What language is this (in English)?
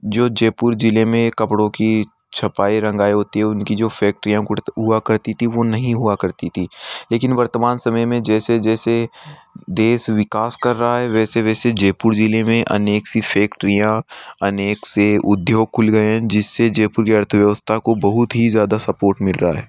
Hindi